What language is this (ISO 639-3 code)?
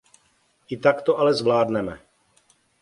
ces